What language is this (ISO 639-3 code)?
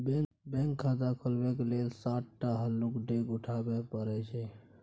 mai